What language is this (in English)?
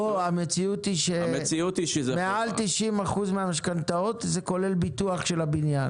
Hebrew